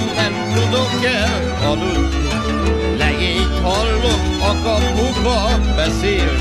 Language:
Romanian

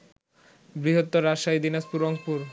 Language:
Bangla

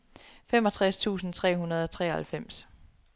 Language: Danish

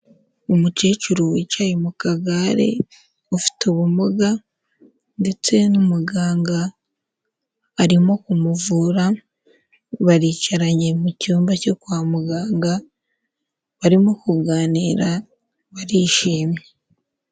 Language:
Kinyarwanda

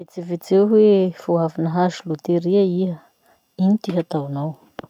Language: Masikoro Malagasy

